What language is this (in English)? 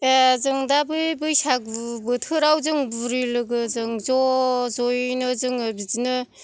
Bodo